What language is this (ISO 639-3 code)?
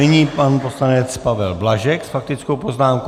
ces